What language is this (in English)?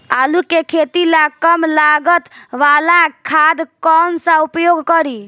Bhojpuri